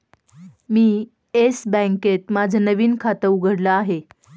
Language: Marathi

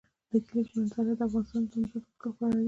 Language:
Pashto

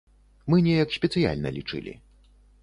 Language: Belarusian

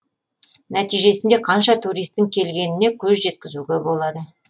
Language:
Kazakh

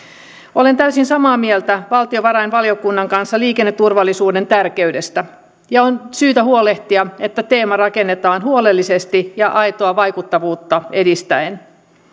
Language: Finnish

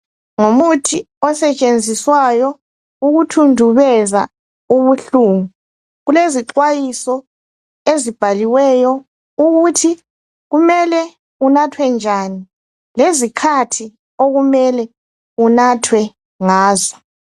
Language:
North Ndebele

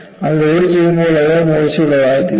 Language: Malayalam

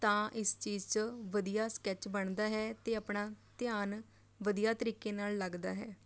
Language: Punjabi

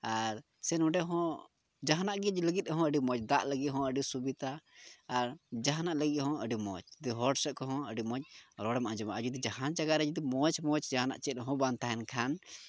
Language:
Santali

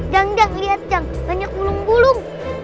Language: Indonesian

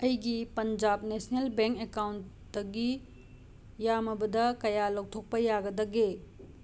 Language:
Manipuri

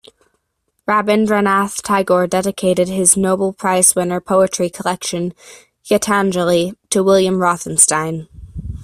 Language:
English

